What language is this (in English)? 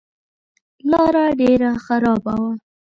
Pashto